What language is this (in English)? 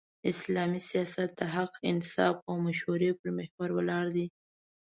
Pashto